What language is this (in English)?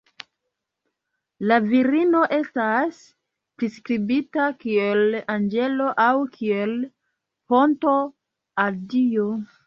Esperanto